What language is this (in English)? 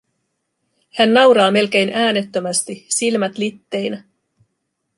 Finnish